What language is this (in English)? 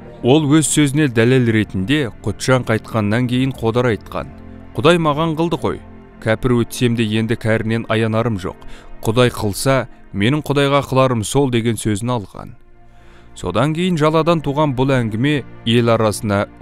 Turkish